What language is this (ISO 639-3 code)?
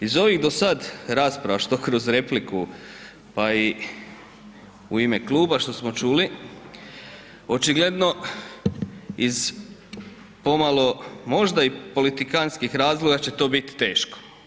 hrv